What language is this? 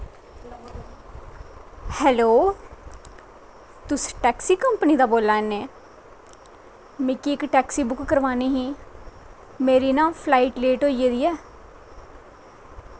Dogri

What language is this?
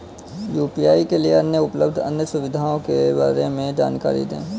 Hindi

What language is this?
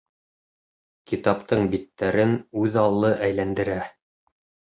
Bashkir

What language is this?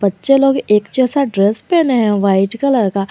Hindi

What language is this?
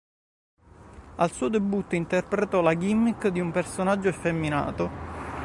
Italian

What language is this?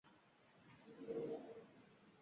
Uzbek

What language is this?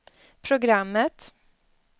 Swedish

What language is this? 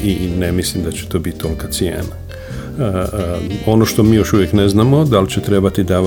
Croatian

